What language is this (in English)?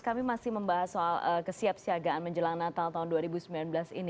Indonesian